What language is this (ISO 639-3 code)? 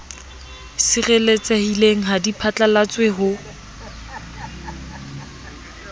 sot